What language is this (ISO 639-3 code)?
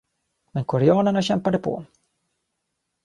swe